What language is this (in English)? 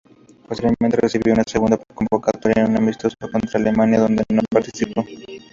Spanish